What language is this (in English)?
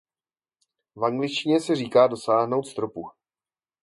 Czech